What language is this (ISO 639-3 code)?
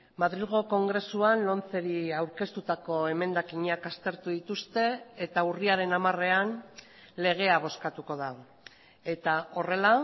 eus